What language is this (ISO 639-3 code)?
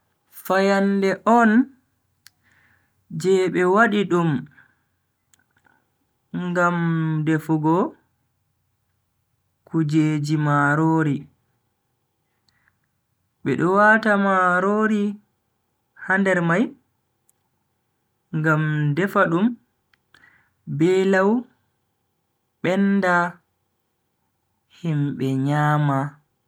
fui